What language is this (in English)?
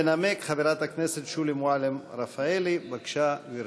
Hebrew